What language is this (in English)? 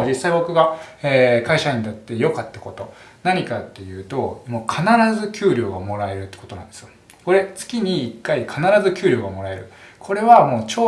Japanese